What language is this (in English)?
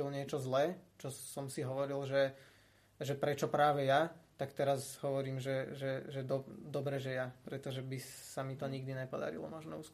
Slovak